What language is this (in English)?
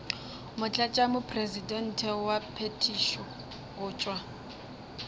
Northern Sotho